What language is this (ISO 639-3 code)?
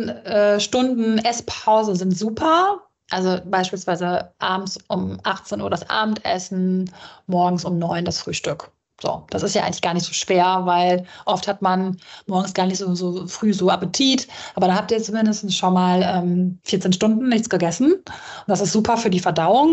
deu